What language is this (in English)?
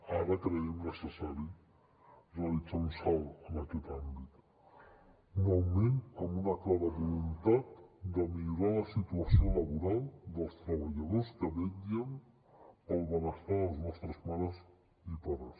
Catalan